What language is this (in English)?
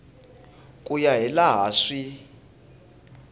Tsonga